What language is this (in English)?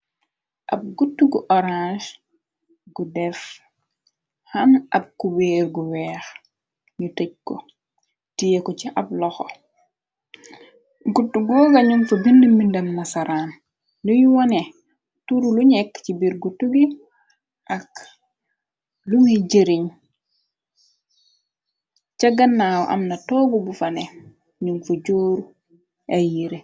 Wolof